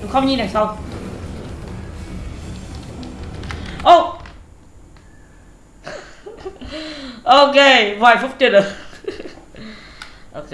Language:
Vietnamese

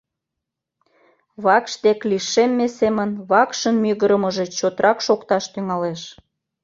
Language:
Mari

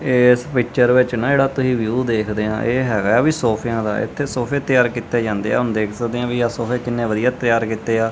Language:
Punjabi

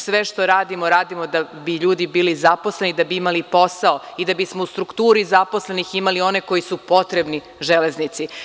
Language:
Serbian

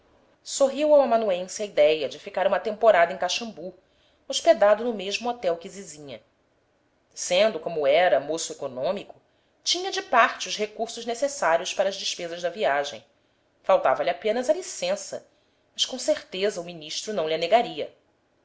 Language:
Portuguese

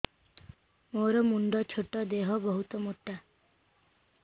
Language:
Odia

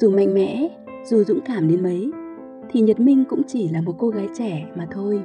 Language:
Vietnamese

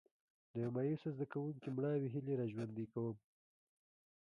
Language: Pashto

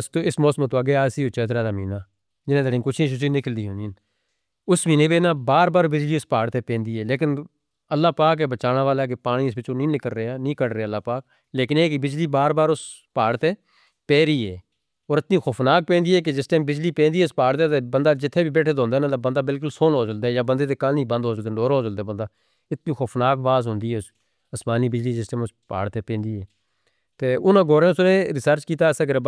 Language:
Northern Hindko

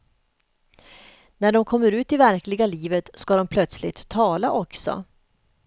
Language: Swedish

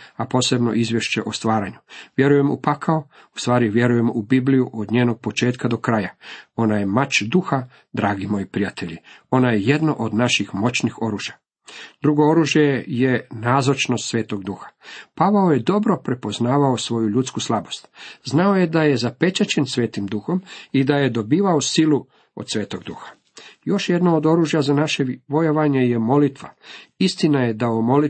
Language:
Croatian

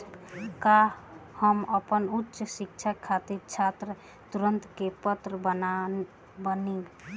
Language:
Bhojpuri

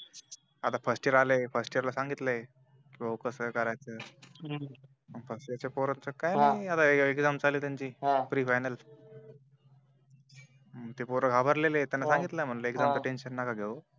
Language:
Marathi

